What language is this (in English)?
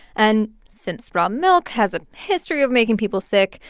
English